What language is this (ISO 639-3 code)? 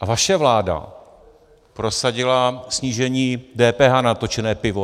ces